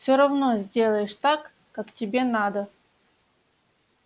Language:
Russian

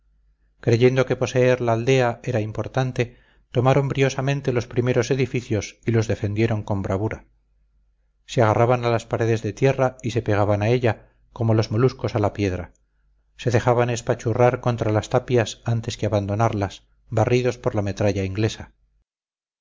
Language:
Spanish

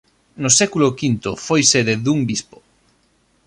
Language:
Galician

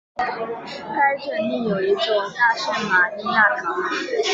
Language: Chinese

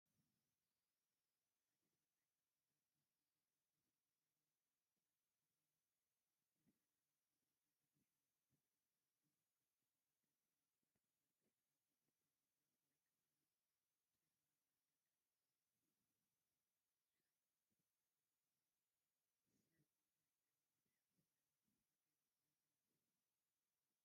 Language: Tigrinya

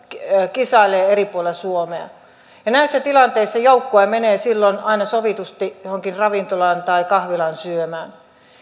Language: Finnish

